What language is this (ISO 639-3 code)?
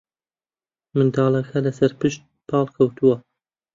ckb